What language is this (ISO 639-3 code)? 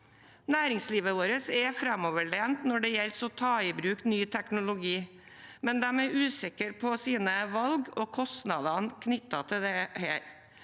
nor